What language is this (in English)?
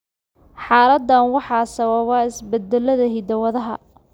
Somali